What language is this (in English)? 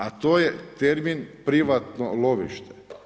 Croatian